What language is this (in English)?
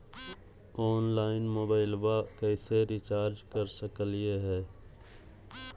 Magahi